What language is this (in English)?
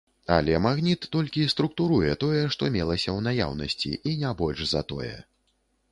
Belarusian